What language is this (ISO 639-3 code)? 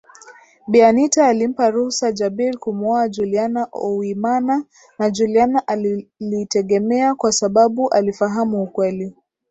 swa